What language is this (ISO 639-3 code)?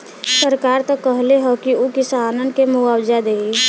bho